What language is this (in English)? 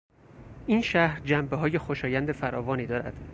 Persian